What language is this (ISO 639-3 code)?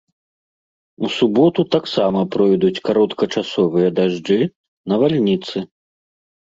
bel